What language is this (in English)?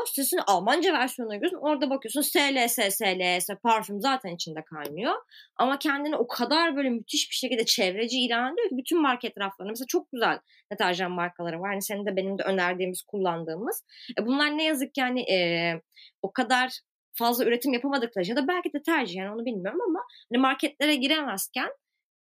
Turkish